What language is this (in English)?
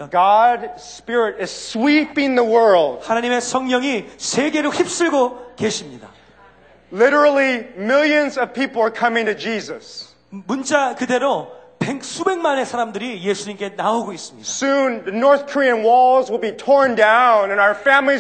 Korean